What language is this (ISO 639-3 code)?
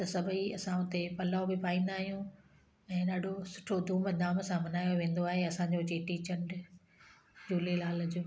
snd